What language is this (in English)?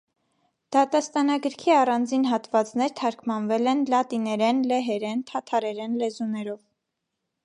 Armenian